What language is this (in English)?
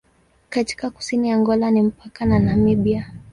Swahili